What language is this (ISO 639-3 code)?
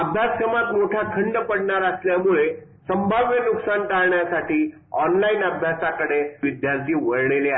mar